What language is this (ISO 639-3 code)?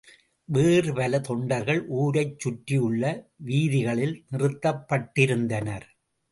tam